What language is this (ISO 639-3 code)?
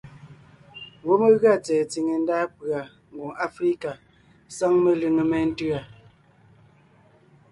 nnh